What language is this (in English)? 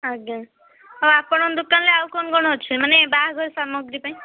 Odia